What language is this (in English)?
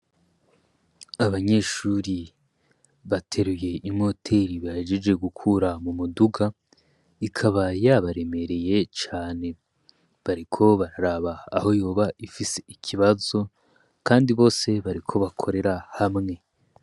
Rundi